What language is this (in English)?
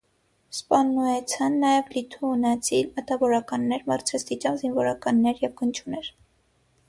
Armenian